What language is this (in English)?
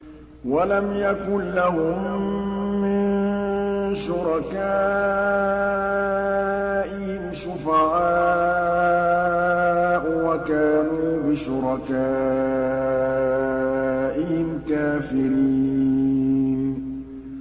Arabic